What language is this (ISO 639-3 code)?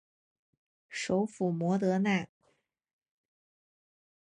zho